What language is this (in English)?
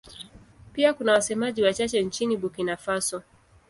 Swahili